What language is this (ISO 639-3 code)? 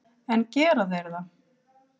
isl